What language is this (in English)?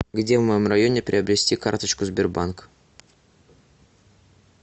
Russian